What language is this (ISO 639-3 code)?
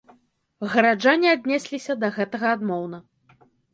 bel